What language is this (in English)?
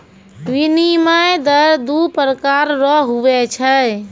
Maithili